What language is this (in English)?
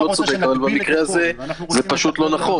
Hebrew